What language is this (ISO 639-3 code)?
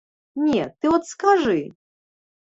bel